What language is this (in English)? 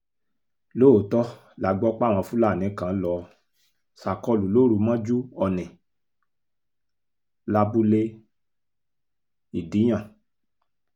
Yoruba